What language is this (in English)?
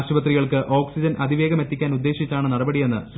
Malayalam